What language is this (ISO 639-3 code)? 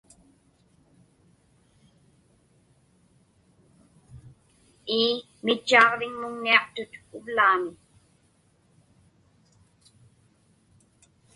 ipk